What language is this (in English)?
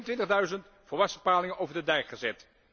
Dutch